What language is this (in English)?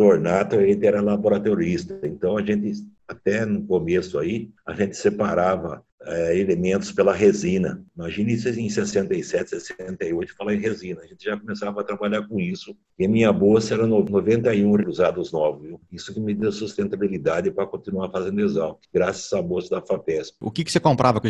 Portuguese